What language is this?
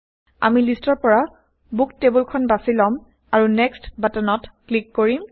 Assamese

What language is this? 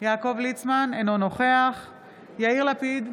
Hebrew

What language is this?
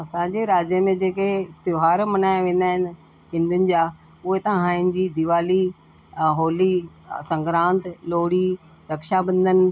Sindhi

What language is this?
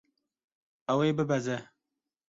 Kurdish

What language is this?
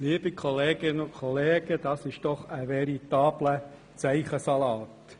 Swiss German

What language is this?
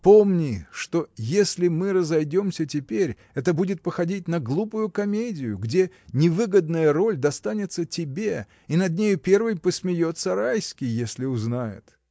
Russian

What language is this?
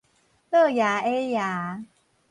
Min Nan Chinese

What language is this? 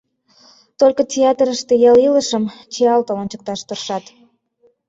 Mari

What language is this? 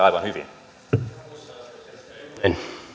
Finnish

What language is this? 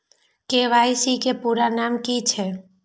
Maithili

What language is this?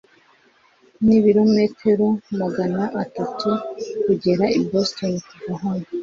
Kinyarwanda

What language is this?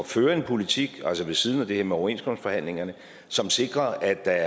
Danish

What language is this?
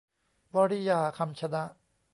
Thai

